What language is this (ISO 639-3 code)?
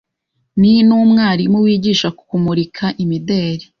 kin